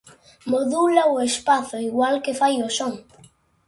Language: Galician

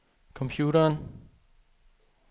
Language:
Danish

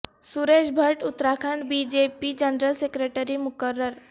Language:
Urdu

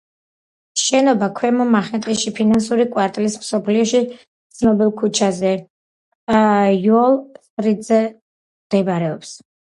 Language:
Georgian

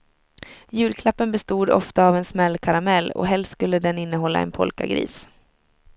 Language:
Swedish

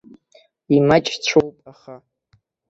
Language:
Abkhazian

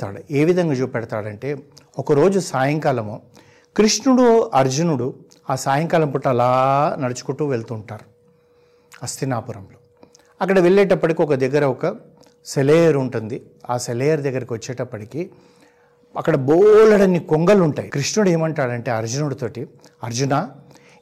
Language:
Telugu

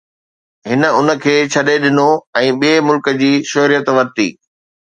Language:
Sindhi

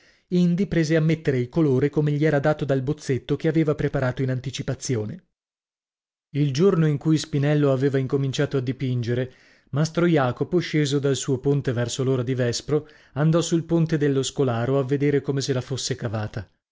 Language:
Italian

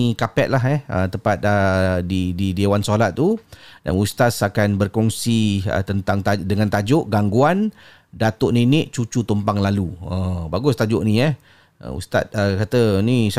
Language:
Malay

